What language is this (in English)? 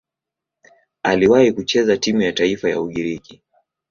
Swahili